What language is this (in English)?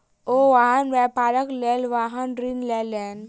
Maithili